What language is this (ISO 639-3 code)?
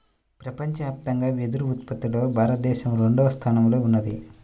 tel